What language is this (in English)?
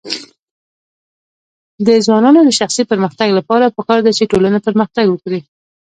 Pashto